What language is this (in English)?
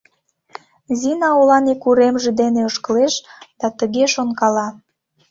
Mari